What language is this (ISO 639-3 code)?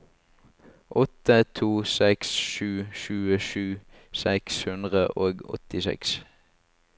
nor